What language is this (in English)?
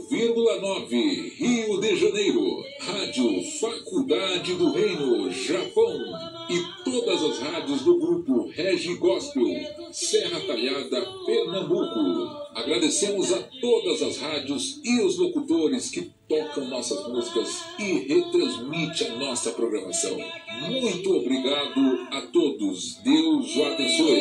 Portuguese